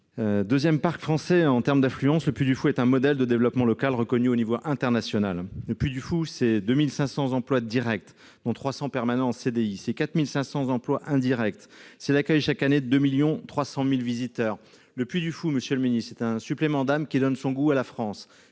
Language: French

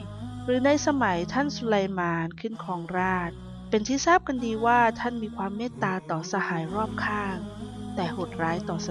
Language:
Thai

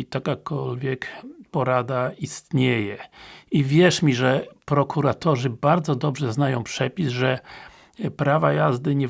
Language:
Polish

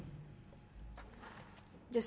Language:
Danish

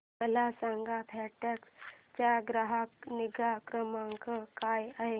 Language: Marathi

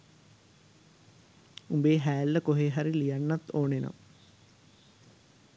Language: Sinhala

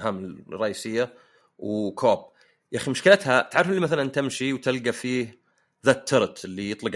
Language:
Arabic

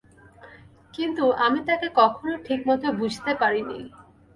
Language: Bangla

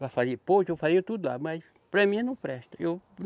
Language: Portuguese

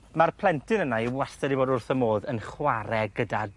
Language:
Welsh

